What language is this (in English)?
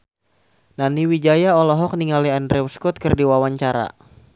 Sundanese